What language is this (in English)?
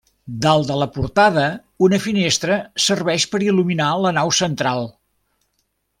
Catalan